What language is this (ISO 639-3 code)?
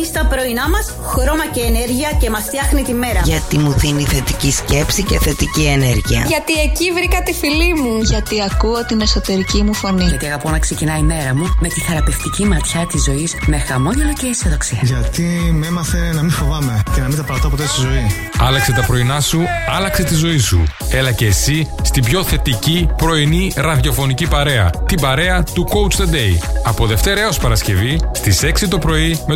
ell